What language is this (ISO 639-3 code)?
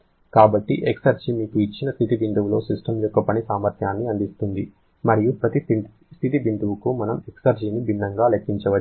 tel